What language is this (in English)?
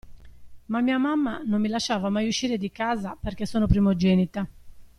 Italian